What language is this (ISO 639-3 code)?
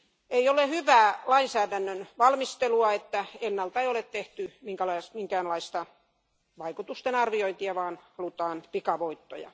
fin